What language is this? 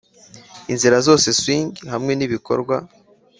Kinyarwanda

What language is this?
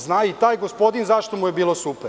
Serbian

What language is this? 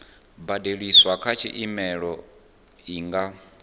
Venda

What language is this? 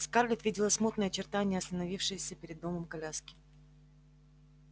Russian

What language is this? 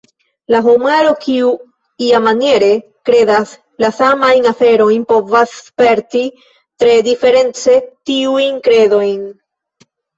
Esperanto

